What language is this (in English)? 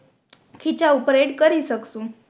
Gujarati